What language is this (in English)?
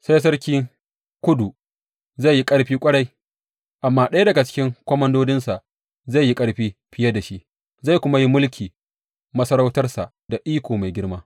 Hausa